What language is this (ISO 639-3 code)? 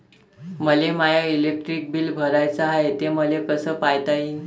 mar